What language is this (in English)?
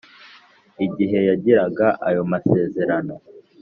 Kinyarwanda